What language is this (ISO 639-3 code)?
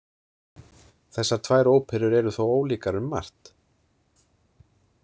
isl